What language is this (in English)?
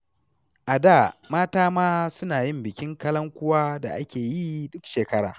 Hausa